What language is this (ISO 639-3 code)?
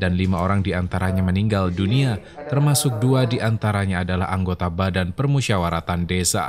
ind